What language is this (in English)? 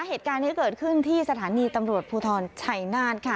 Thai